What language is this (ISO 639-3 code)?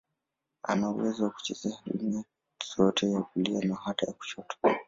swa